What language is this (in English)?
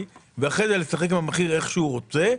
Hebrew